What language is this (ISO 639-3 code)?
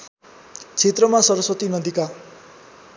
nep